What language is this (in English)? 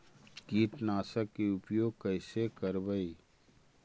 Magahi